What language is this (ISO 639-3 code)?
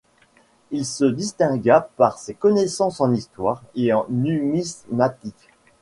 fra